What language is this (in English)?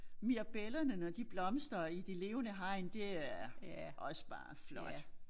Danish